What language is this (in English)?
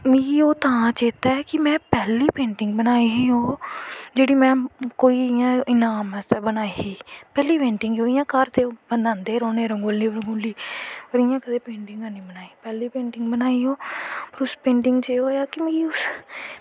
Dogri